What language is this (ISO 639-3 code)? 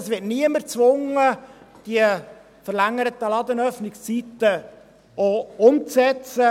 gsw